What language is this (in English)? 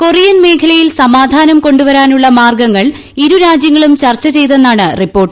Malayalam